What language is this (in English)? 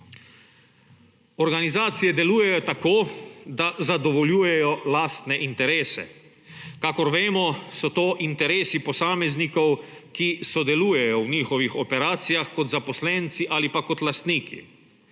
Slovenian